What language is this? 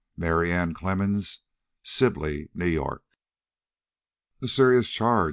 English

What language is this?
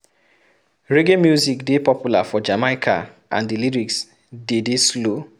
Nigerian Pidgin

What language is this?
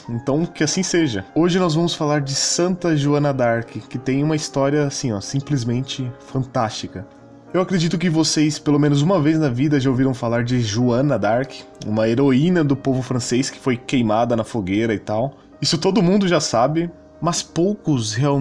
Portuguese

